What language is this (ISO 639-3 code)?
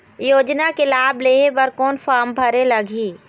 hne